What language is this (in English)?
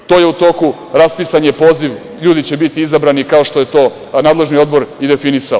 Serbian